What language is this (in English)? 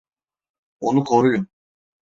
Turkish